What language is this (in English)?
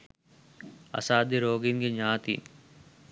Sinhala